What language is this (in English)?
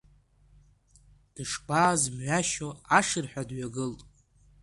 Abkhazian